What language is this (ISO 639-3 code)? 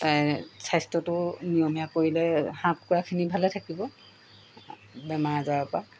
asm